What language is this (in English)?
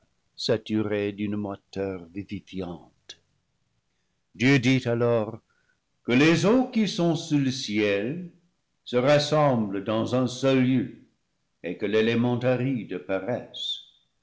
French